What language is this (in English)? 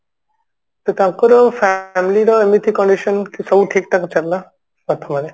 Odia